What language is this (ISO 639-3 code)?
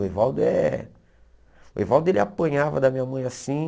por